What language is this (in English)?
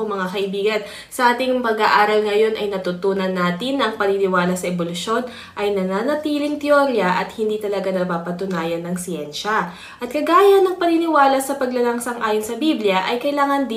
Filipino